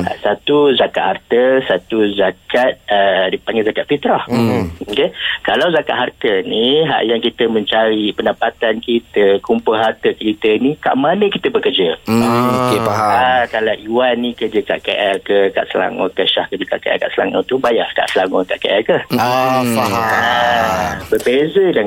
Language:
Malay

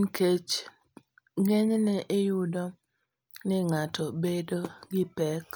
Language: Luo (Kenya and Tanzania)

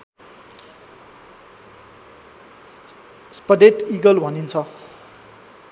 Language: Nepali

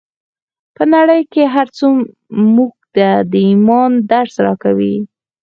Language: Pashto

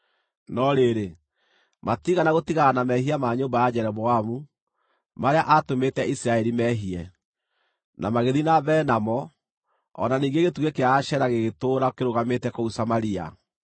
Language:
Kikuyu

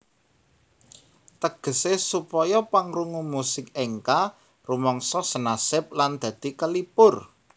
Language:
Javanese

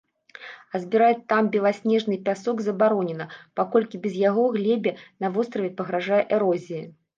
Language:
Belarusian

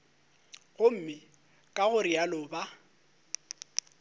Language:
Northern Sotho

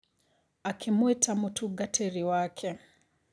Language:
Kikuyu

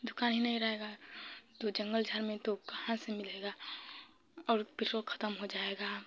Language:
Hindi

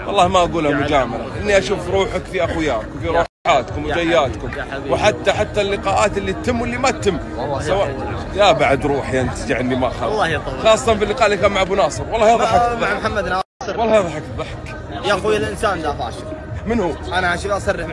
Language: Arabic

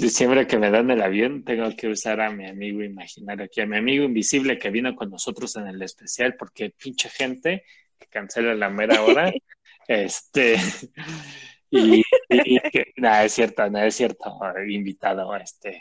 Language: Spanish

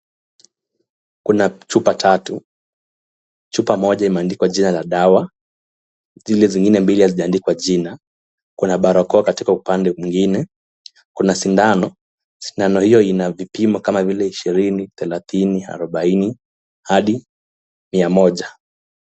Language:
Swahili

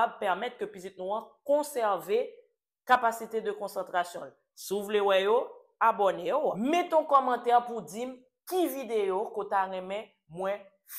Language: French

